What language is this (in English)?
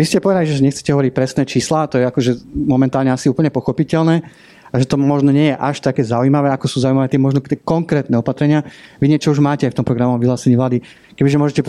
Slovak